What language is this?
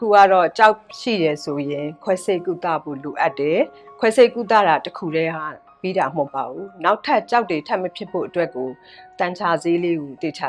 Korean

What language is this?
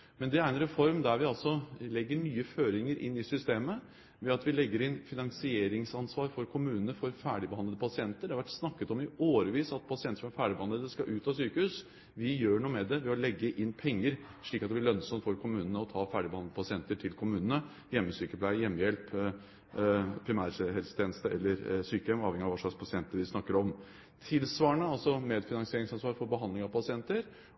Norwegian Bokmål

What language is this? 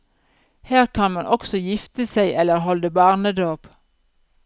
Norwegian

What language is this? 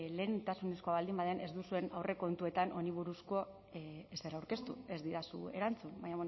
Basque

